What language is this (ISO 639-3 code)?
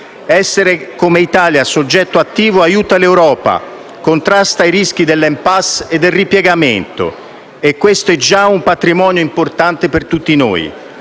ita